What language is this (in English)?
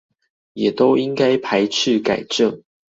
Chinese